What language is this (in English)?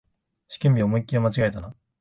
Japanese